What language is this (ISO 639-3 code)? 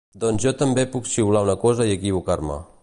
cat